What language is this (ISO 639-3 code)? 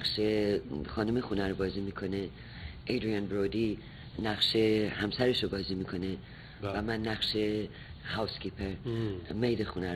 fas